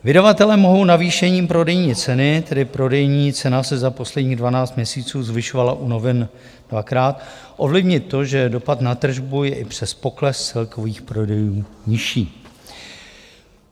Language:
Czech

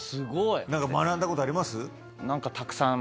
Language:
Japanese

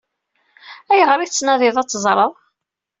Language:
Kabyle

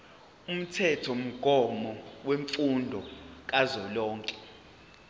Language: Zulu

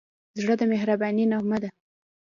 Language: Pashto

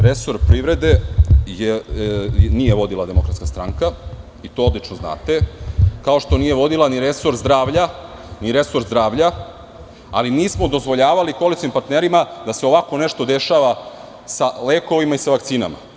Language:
Serbian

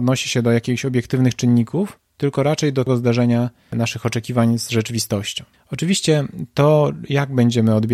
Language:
Polish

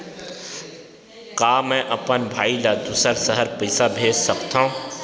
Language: Chhattisgarhi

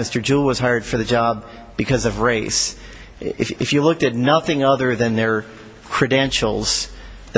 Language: English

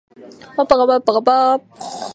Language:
Japanese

